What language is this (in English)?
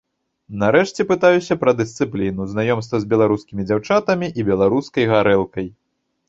Belarusian